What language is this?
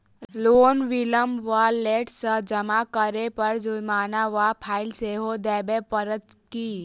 Maithili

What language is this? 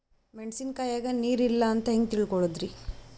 Kannada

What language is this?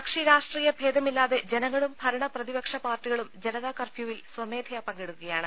Malayalam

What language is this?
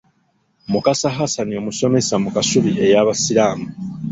Ganda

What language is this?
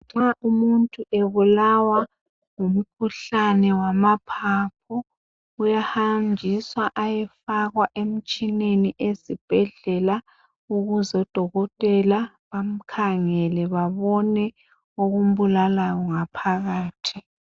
North Ndebele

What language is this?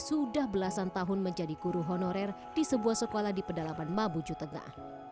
Indonesian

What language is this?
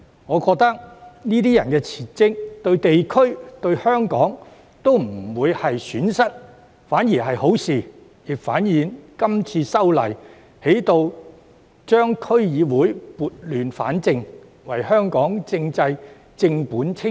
Cantonese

